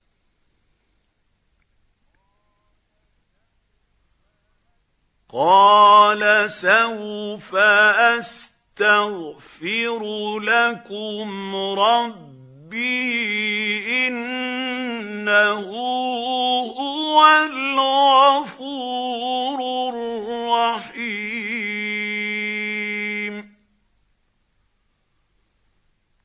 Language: Arabic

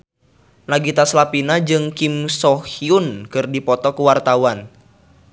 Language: Sundanese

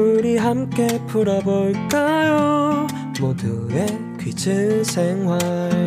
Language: Korean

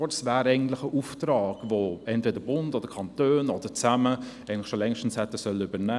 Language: Swiss German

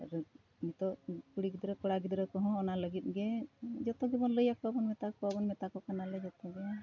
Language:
Santali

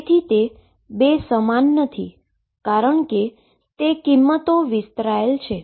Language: Gujarati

